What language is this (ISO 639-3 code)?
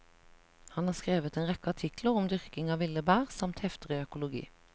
nor